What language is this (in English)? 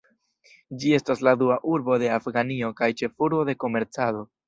Esperanto